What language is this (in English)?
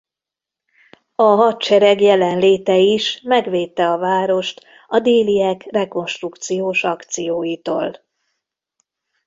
Hungarian